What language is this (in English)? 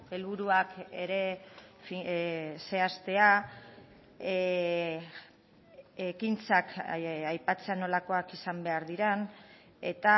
Basque